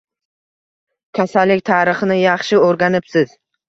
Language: Uzbek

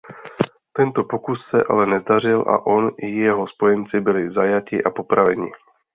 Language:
Czech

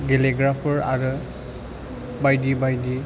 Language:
Bodo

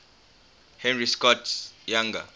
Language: English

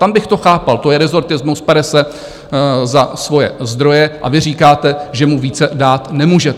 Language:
Czech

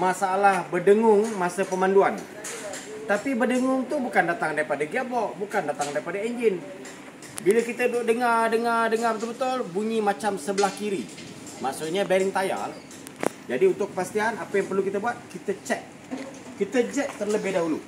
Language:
Malay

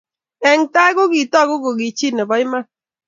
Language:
Kalenjin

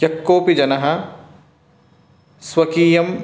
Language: Sanskrit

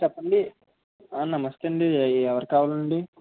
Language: Telugu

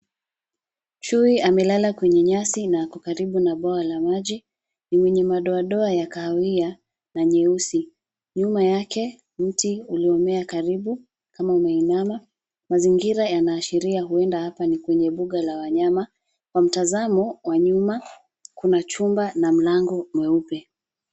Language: Swahili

